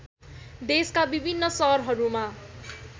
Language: Nepali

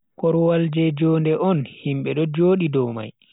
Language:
Bagirmi Fulfulde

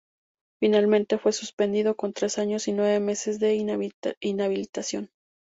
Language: Spanish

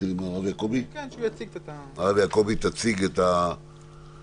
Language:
Hebrew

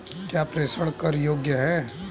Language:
Hindi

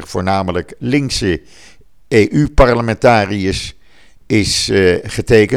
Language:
Dutch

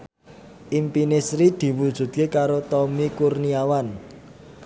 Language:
Javanese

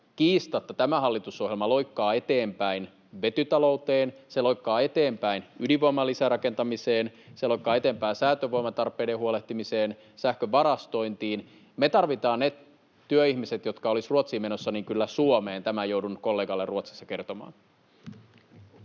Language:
Finnish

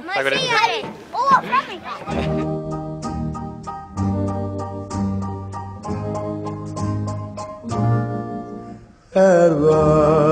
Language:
Arabic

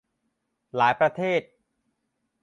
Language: Thai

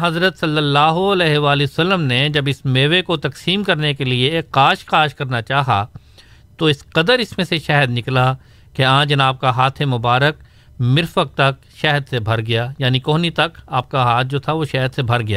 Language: Urdu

